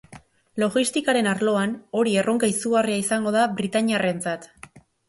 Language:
Basque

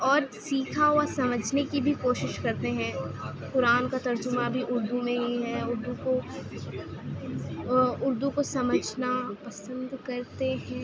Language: Urdu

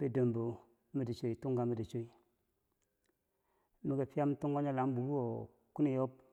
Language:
Bangwinji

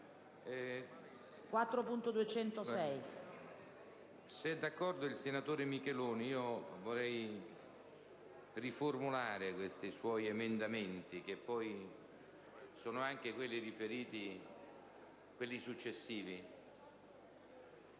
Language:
Italian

